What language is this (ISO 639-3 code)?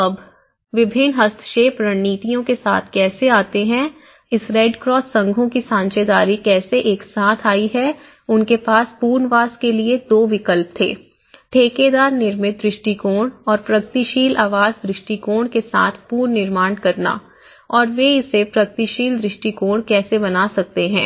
hin